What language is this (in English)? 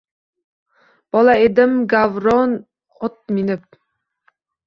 Uzbek